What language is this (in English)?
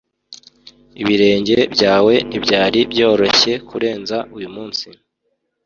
Kinyarwanda